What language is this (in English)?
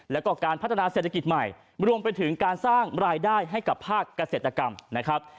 Thai